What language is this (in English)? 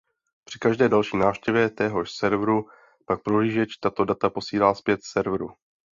Czech